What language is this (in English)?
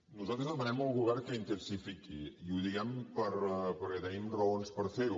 Catalan